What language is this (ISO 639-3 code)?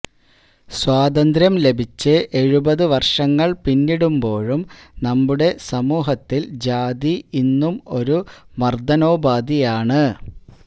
mal